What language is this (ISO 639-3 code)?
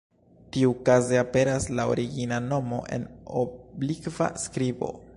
epo